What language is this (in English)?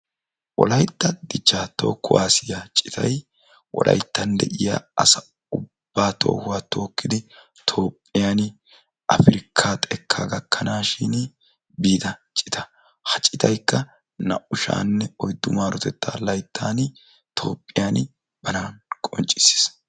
Wolaytta